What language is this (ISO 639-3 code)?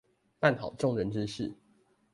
zho